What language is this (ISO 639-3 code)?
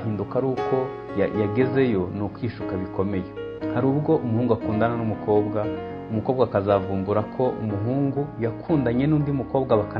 rus